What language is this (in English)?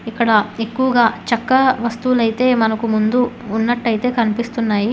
Telugu